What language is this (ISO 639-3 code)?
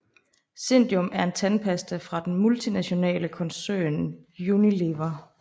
dan